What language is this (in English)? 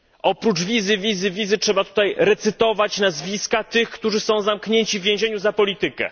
Polish